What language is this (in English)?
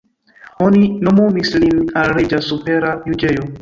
Esperanto